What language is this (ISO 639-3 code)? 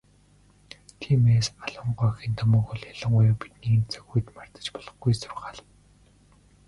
mon